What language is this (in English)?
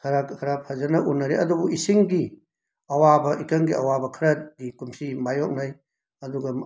Manipuri